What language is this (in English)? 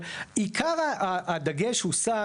Hebrew